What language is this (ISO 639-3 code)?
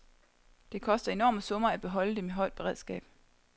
dan